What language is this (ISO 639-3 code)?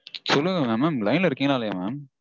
tam